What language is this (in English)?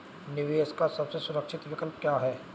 Hindi